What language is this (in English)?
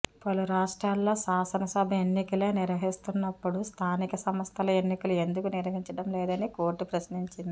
Telugu